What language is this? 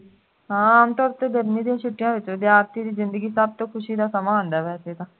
Punjabi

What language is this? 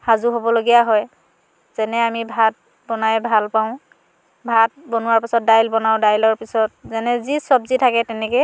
Assamese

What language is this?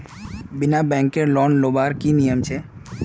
Magahi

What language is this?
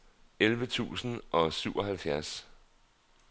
Danish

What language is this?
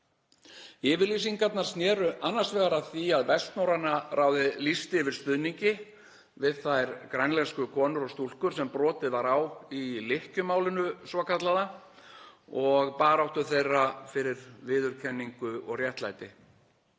Icelandic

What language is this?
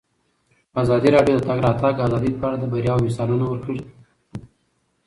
Pashto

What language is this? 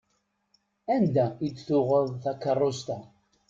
Kabyle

